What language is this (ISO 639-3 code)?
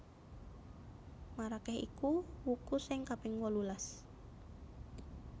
jav